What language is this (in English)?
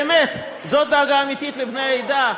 Hebrew